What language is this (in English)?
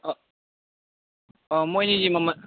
Manipuri